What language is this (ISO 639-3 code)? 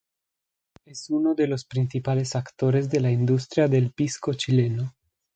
spa